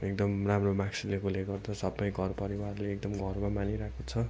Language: Nepali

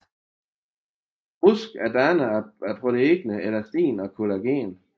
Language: Danish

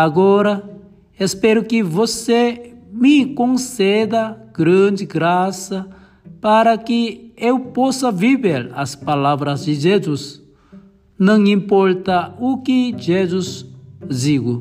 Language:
Portuguese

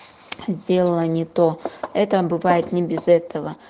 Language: Russian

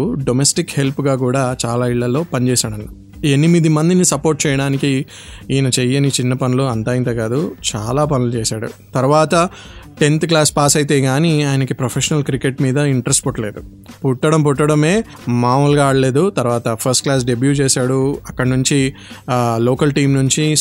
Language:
Telugu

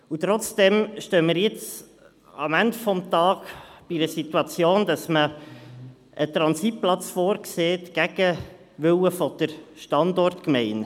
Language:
Swiss German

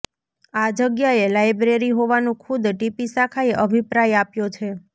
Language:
Gujarati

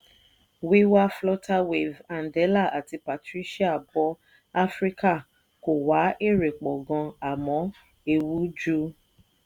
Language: Yoruba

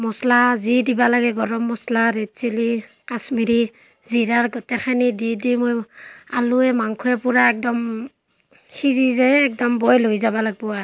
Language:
Assamese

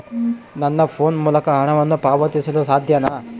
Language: Kannada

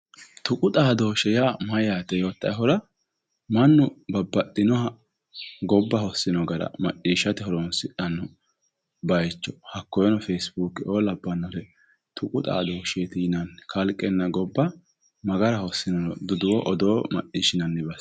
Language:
Sidamo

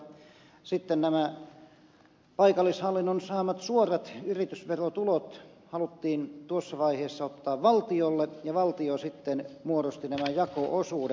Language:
Finnish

